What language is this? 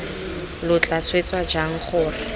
Tswana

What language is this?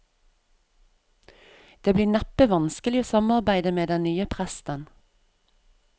Norwegian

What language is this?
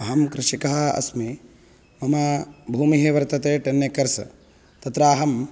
Sanskrit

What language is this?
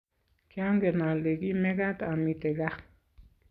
Kalenjin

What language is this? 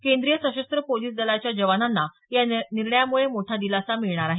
Marathi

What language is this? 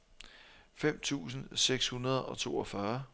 Danish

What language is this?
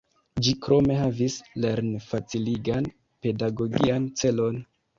Esperanto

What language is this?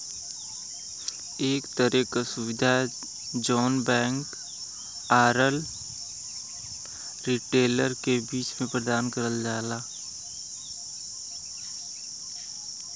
Bhojpuri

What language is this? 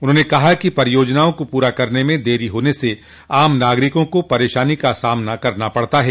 Hindi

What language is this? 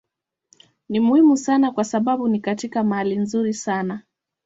Swahili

